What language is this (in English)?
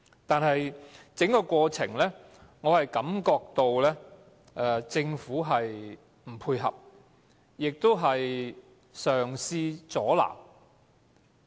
Cantonese